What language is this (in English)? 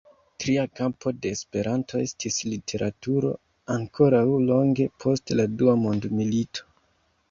Esperanto